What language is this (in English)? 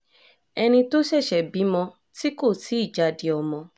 Yoruba